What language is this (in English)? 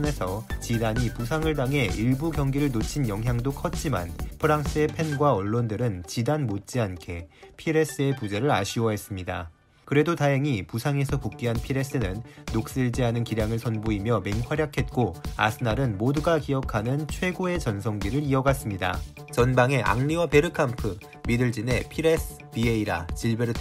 Korean